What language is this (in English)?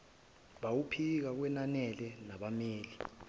Zulu